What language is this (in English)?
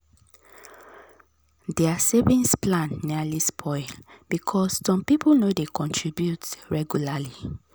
Nigerian Pidgin